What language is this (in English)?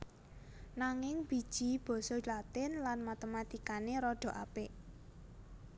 Javanese